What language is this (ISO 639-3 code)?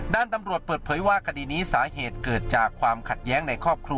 tha